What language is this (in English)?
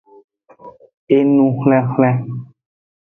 Aja (Benin)